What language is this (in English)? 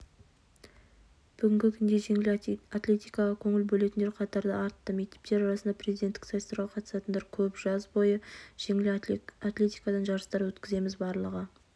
Kazakh